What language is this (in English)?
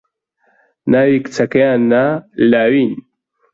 Central Kurdish